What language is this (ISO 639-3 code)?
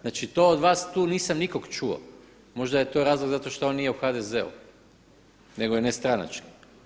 hrv